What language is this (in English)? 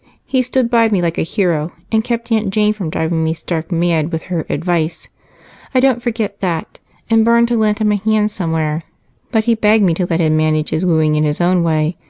English